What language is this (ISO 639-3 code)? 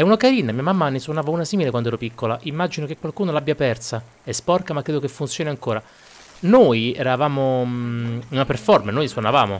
ita